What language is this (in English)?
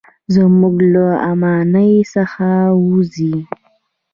Pashto